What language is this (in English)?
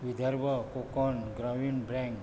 Konkani